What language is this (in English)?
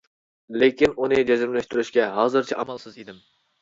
Uyghur